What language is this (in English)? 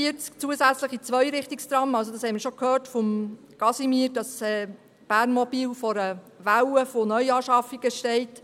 Swiss German